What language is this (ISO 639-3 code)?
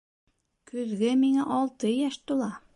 bak